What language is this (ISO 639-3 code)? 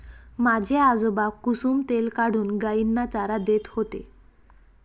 mar